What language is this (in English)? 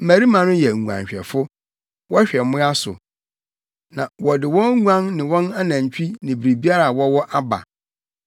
Akan